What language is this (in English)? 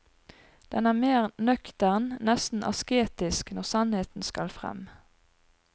Norwegian